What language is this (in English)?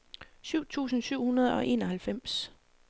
Danish